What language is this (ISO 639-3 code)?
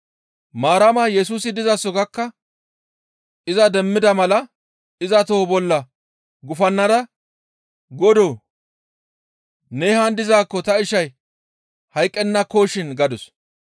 gmv